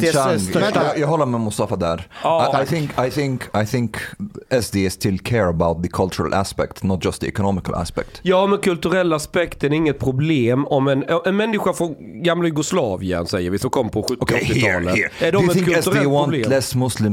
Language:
Swedish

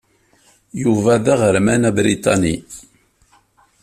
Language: Kabyle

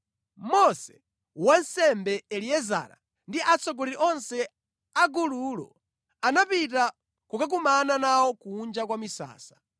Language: Nyanja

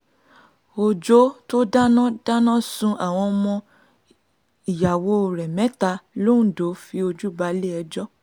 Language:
Yoruba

